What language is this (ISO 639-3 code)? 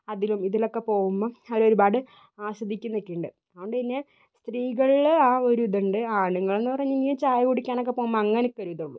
mal